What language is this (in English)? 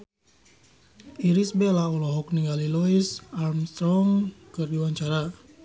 Sundanese